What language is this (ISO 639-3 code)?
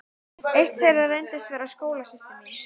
isl